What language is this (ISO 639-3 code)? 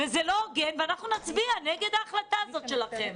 heb